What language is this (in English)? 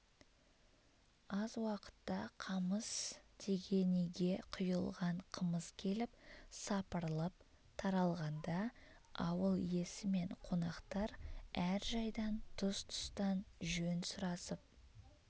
Kazakh